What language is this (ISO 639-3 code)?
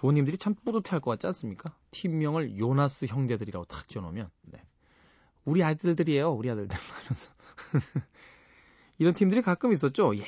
kor